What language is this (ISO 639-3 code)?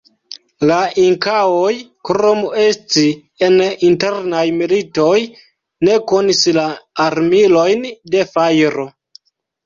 epo